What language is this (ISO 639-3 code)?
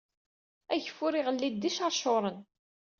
kab